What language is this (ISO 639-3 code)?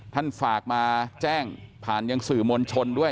tha